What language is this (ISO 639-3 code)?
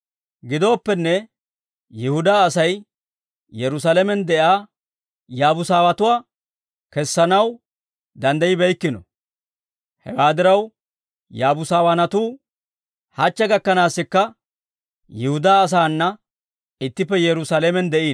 dwr